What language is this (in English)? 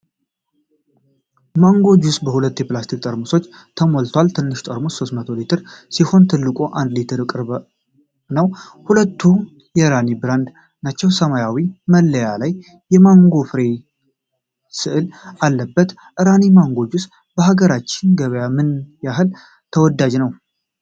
Amharic